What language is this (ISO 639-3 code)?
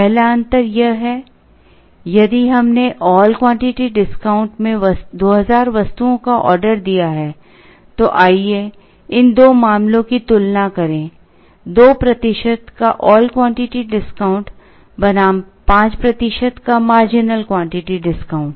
hin